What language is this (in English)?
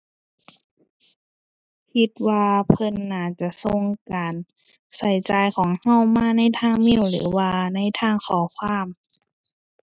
Thai